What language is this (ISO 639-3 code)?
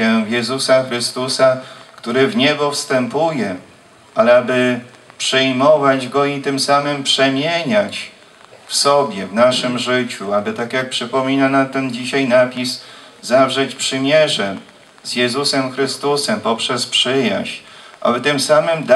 pol